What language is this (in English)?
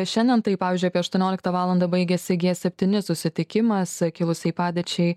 Lithuanian